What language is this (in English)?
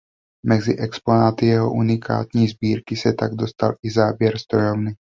Czech